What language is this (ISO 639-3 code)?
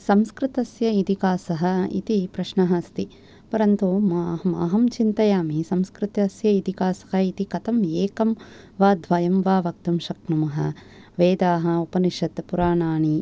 san